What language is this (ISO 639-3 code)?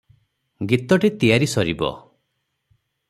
ori